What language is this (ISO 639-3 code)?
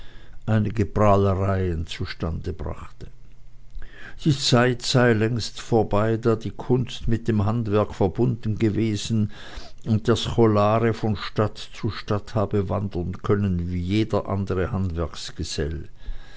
deu